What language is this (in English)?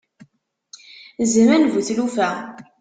Kabyle